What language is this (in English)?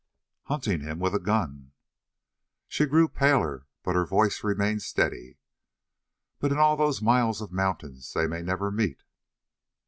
English